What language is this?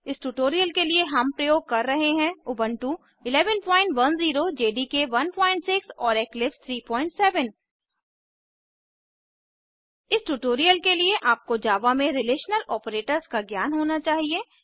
Hindi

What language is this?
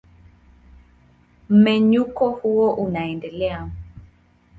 Swahili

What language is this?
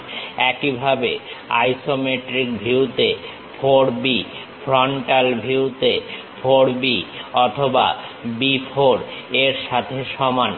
Bangla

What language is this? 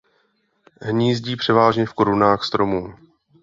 Czech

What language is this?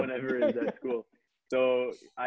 Indonesian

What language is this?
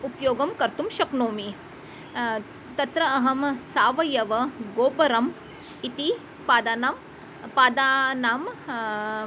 Sanskrit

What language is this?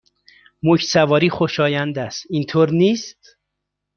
Persian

